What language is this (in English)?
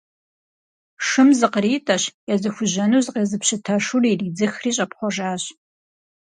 Kabardian